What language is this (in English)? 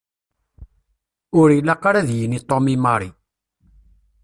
Kabyle